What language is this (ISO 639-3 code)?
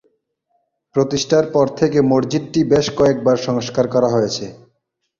ben